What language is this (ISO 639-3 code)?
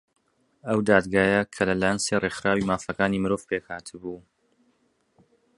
ckb